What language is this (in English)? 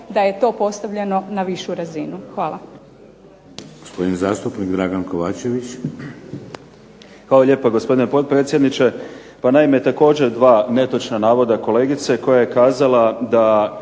Croatian